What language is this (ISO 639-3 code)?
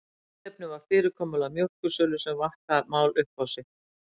isl